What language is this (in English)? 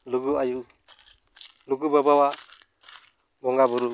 Santali